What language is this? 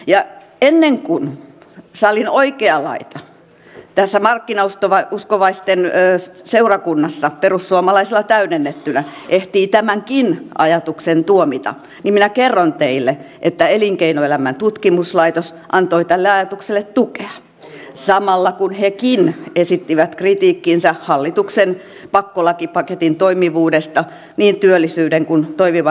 Finnish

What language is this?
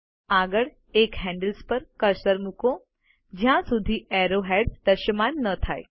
Gujarati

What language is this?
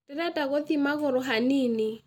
Kikuyu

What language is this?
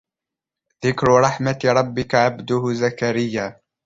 Arabic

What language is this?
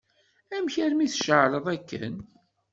Kabyle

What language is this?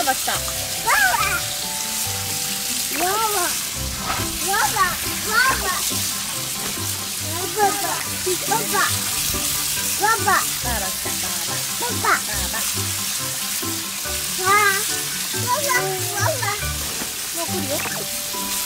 Japanese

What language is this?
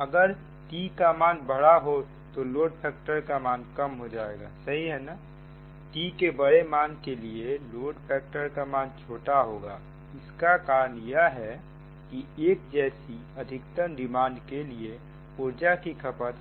Hindi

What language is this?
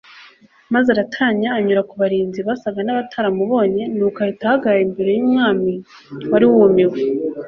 Kinyarwanda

